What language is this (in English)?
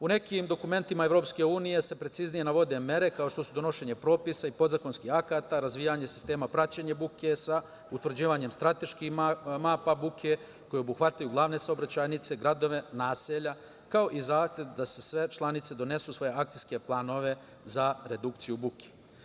Serbian